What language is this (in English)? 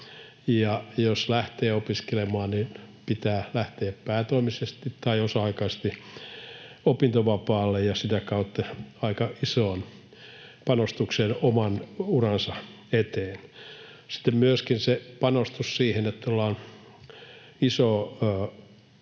Finnish